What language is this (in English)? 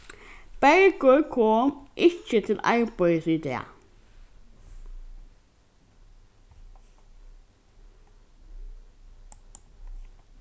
Faroese